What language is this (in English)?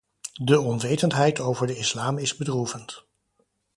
Dutch